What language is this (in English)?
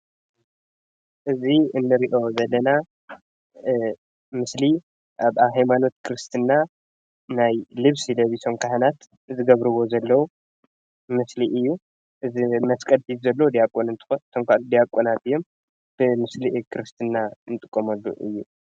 Tigrinya